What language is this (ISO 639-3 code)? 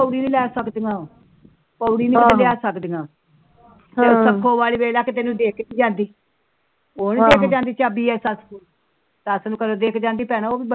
pan